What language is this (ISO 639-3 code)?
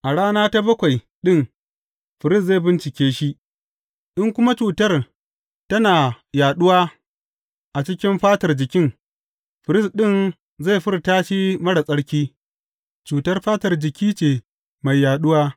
hau